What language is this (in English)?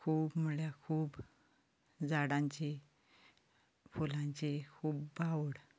Konkani